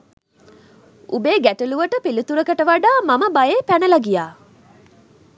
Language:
Sinhala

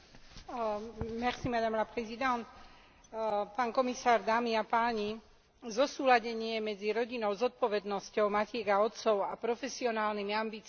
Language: Slovak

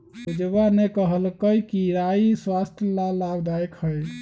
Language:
Magahi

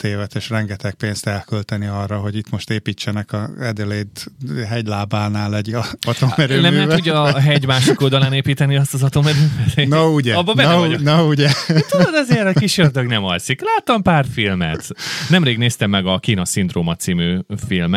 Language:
Hungarian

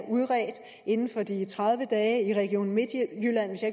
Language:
Danish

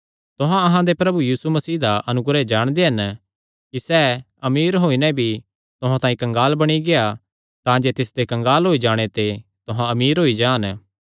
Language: Kangri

